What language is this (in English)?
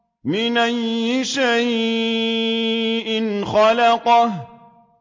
Arabic